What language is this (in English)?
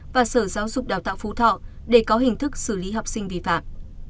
Vietnamese